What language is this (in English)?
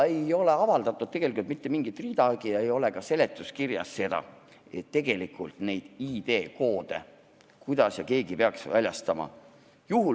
Estonian